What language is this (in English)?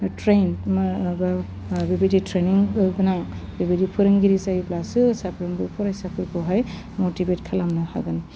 Bodo